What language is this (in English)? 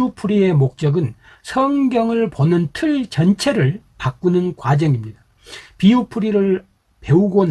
Korean